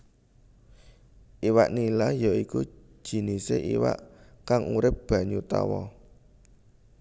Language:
Javanese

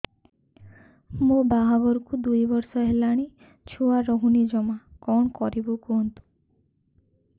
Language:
Odia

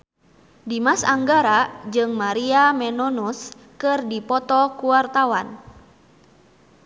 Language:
Sundanese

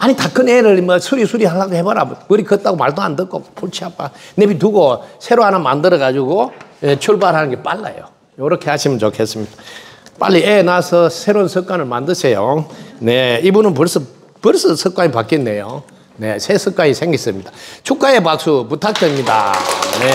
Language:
Korean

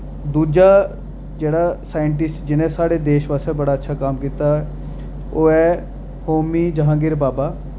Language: Dogri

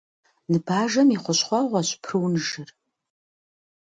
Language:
Kabardian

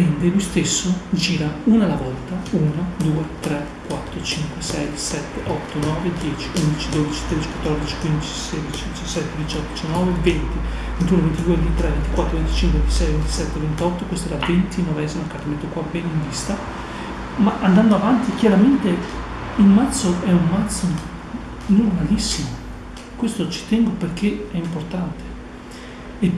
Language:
Italian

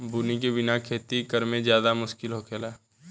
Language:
Bhojpuri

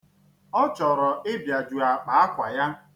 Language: Igbo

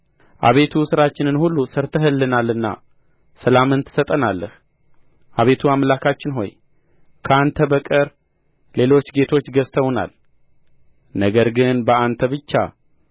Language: Amharic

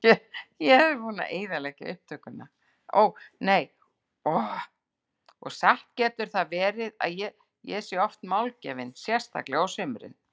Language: Icelandic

